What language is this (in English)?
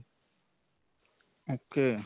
Punjabi